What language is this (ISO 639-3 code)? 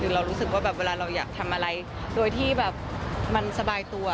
tha